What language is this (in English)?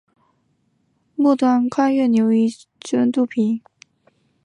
Chinese